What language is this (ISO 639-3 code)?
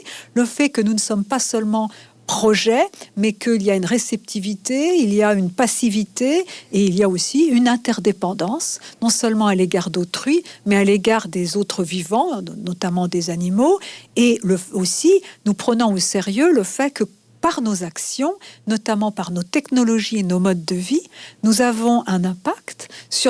fra